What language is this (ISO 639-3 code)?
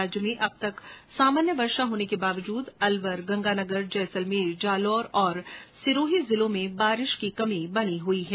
hin